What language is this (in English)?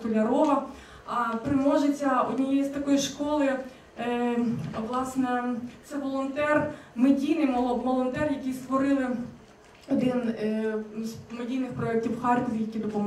Ukrainian